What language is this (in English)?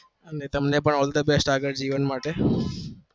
Gujarati